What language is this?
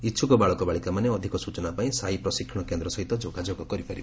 Odia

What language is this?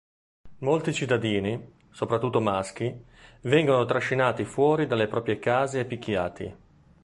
Italian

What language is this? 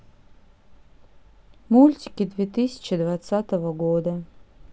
Russian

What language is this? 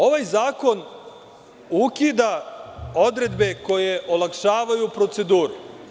Serbian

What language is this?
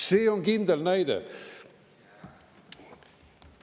Estonian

